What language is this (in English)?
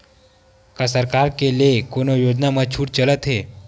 Chhattisgarhi